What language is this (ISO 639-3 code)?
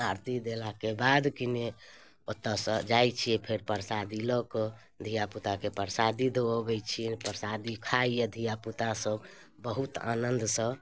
mai